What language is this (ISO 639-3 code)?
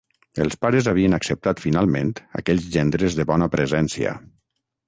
cat